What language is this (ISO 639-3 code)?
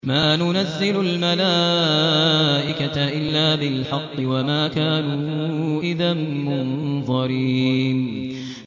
ara